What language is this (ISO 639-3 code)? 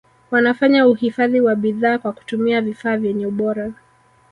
swa